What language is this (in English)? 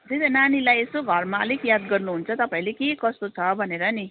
Nepali